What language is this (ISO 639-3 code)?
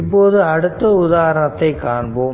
tam